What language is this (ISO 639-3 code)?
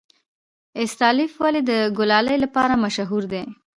pus